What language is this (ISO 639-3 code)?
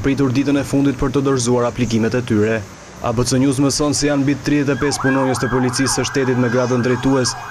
ron